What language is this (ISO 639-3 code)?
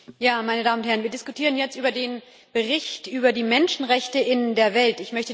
deu